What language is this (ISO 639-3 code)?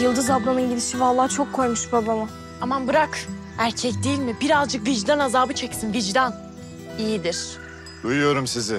tur